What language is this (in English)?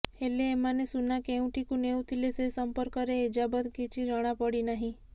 Odia